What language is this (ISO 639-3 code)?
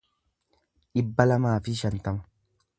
orm